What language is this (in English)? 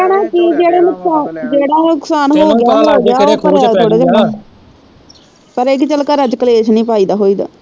Punjabi